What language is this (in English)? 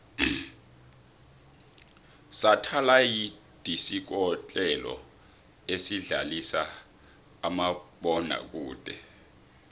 South Ndebele